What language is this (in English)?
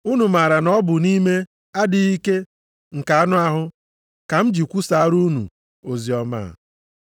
Igbo